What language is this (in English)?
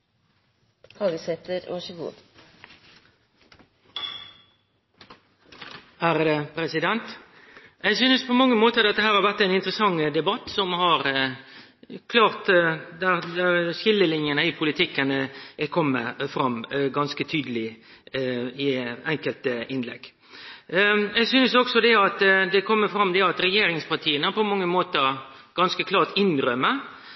Norwegian